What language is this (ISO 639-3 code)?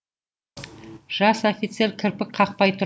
kaz